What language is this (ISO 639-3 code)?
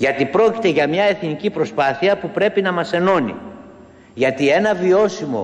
ell